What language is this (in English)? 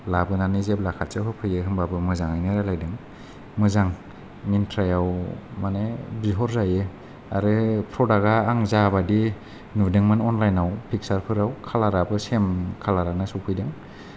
Bodo